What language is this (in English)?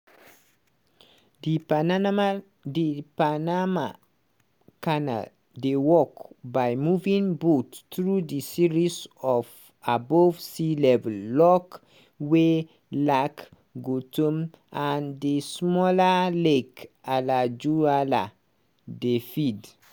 Nigerian Pidgin